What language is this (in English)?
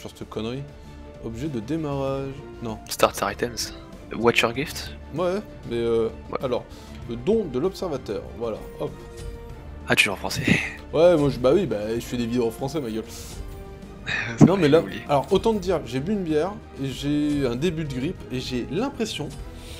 French